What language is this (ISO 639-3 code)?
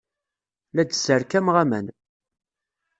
kab